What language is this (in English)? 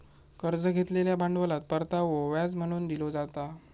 Marathi